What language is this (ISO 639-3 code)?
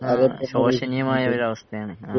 mal